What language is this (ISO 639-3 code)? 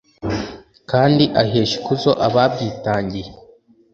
kin